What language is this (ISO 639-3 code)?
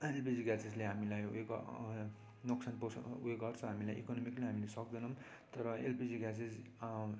nep